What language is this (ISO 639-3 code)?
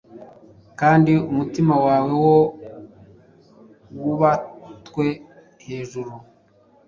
kin